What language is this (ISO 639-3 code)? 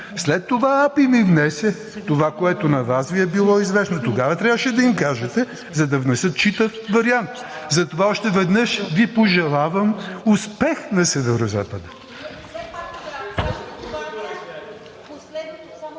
bul